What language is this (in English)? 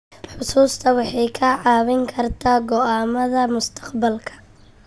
Somali